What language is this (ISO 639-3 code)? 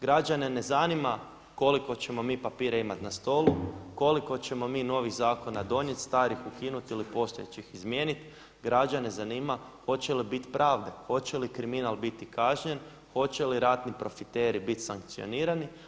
hrv